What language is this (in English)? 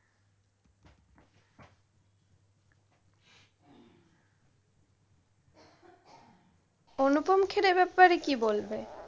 Bangla